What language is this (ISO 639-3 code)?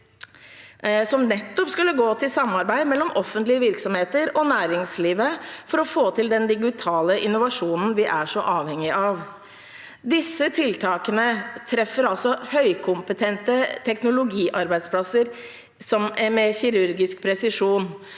nor